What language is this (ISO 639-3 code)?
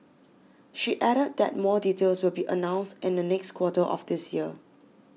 eng